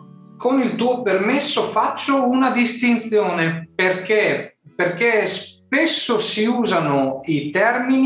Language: Italian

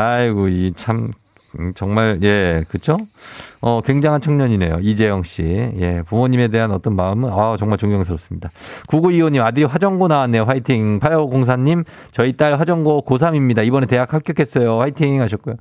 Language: Korean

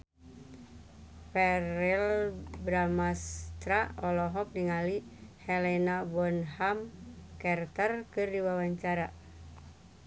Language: Sundanese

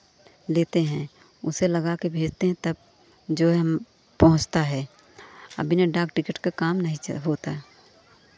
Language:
Hindi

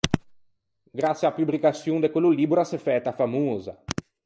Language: Ligurian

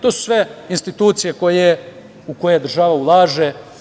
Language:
Serbian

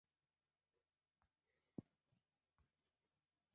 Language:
Swahili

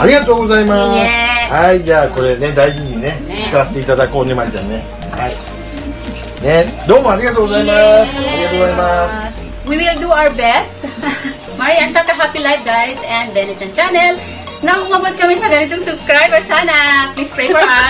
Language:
Japanese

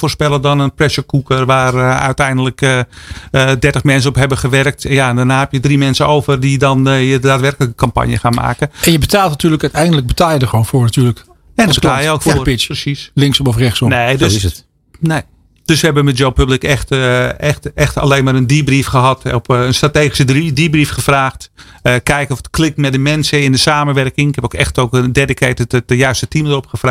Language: Dutch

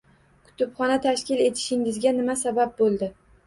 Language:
Uzbek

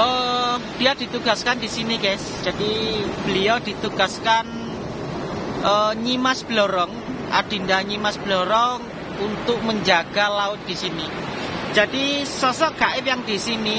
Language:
Indonesian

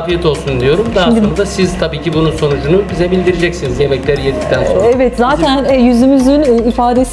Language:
Turkish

